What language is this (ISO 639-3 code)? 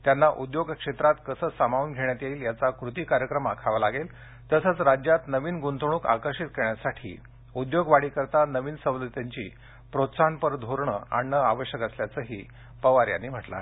mar